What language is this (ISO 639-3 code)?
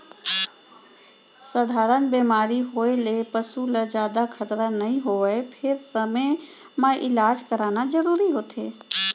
hne